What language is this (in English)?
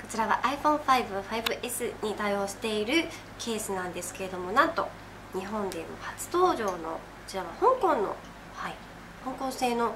Japanese